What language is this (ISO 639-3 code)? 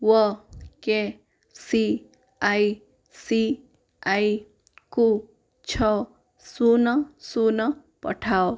ori